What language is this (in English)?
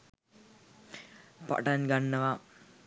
Sinhala